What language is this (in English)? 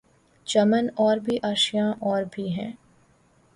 Urdu